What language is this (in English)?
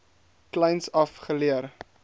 Afrikaans